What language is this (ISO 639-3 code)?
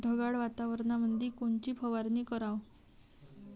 mar